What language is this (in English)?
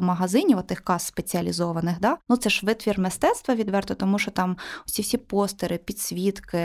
Ukrainian